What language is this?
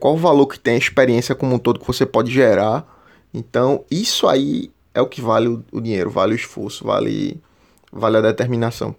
Portuguese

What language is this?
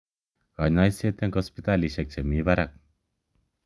Kalenjin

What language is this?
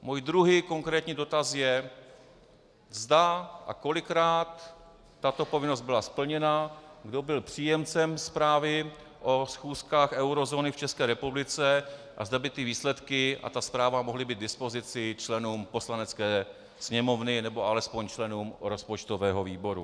Czech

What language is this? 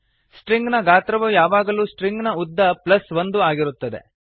Kannada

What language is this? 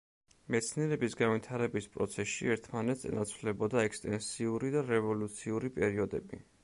Georgian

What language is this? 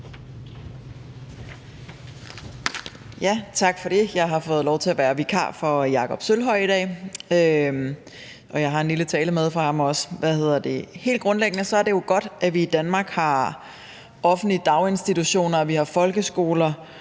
Danish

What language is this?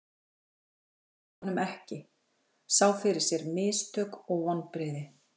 Icelandic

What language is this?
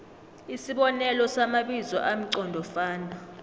South Ndebele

